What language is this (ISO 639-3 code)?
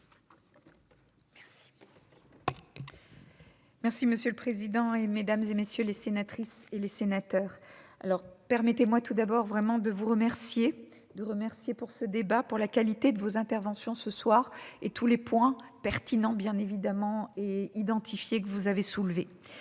fra